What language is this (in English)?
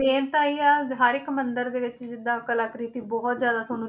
Punjabi